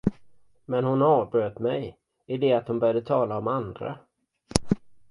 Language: Swedish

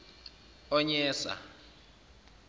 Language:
Zulu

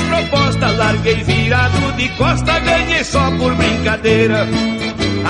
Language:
Portuguese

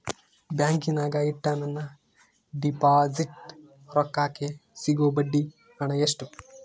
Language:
Kannada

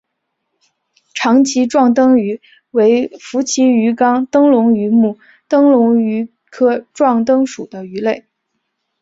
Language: Chinese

